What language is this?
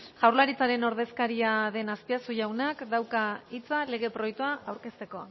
Basque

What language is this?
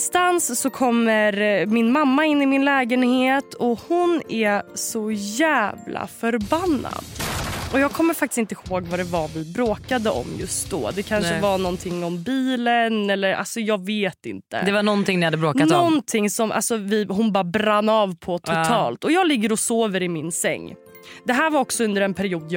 Swedish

